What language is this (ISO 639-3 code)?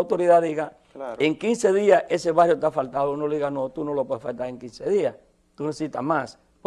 spa